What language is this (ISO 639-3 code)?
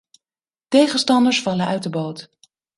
nld